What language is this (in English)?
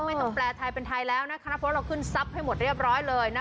Thai